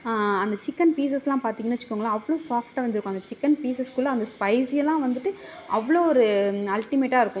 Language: Tamil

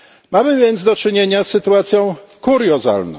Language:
Polish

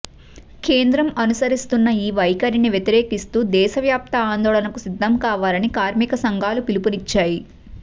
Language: Telugu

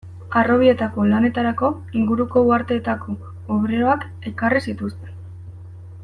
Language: Basque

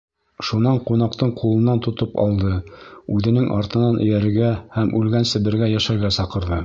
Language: Bashkir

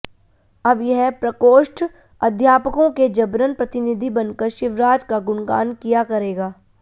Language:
Hindi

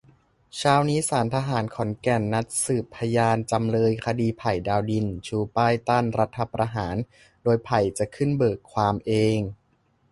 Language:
Thai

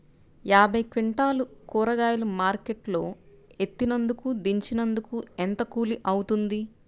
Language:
Telugu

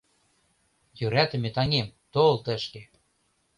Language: Mari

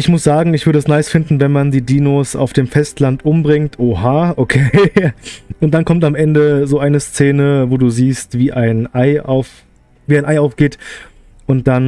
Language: German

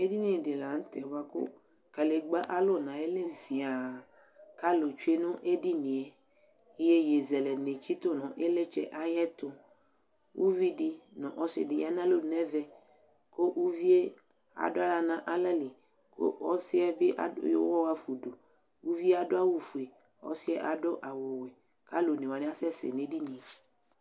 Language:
Ikposo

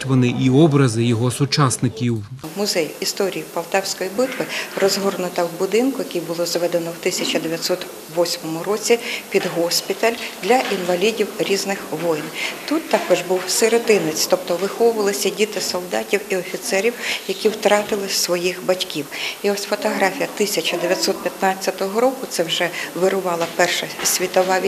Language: Ukrainian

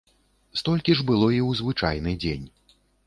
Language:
Belarusian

